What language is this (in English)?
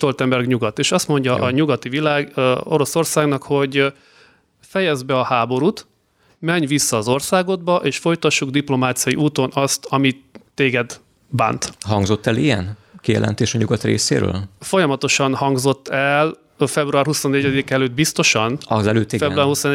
Hungarian